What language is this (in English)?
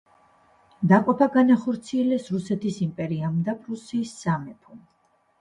Georgian